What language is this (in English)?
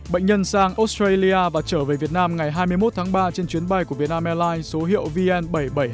Vietnamese